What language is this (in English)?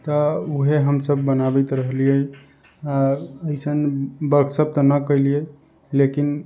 Maithili